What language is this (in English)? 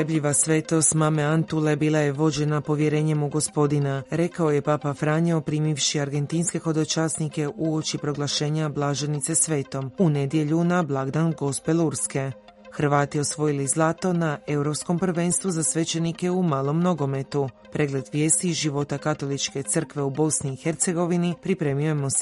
Croatian